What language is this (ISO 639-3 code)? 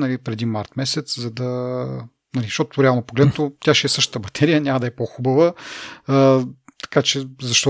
bul